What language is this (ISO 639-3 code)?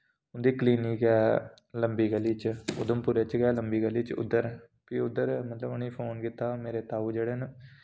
doi